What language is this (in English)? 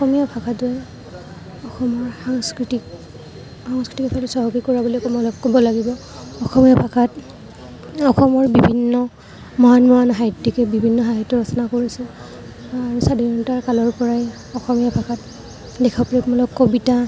Assamese